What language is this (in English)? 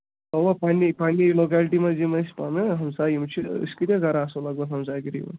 Kashmiri